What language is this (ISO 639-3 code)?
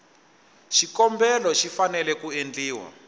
tso